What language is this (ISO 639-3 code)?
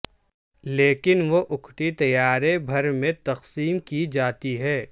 urd